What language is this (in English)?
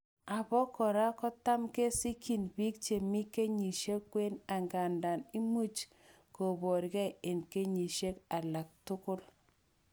Kalenjin